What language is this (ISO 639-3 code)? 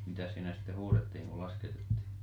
fin